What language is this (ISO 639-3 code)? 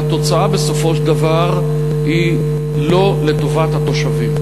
heb